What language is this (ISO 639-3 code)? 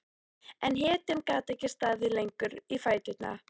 isl